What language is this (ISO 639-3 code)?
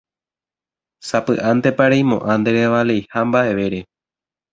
grn